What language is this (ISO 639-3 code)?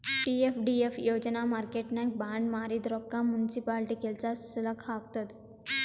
kan